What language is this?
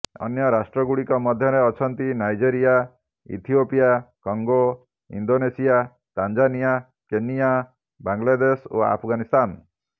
Odia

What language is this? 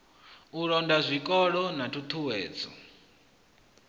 Venda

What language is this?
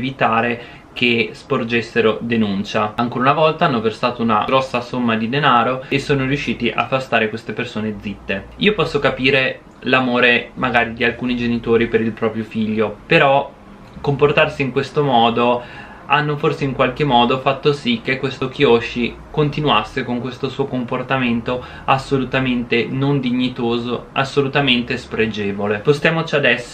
Italian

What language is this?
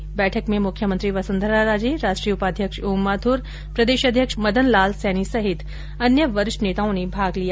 Hindi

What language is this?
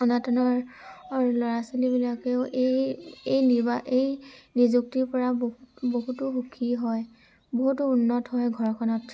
Assamese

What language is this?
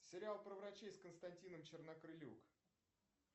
Russian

